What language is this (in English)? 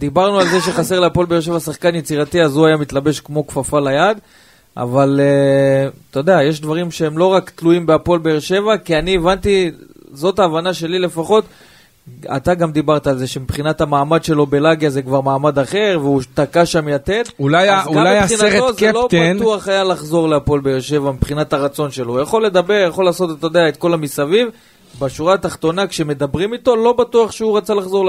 Hebrew